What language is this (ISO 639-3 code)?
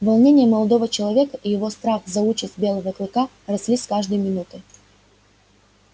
rus